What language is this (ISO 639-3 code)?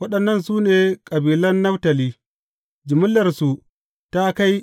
hau